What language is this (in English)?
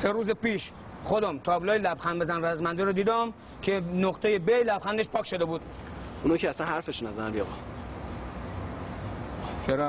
Persian